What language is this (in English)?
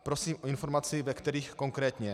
Czech